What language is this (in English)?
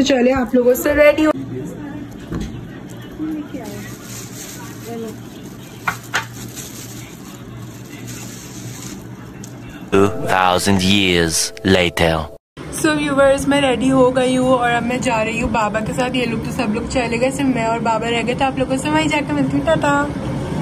Hindi